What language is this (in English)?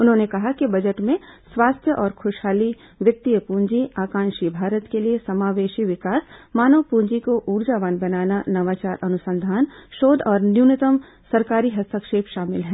Hindi